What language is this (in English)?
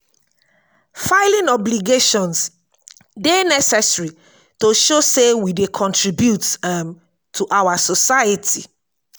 Nigerian Pidgin